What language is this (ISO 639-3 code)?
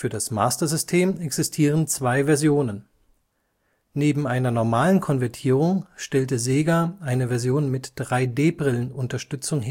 deu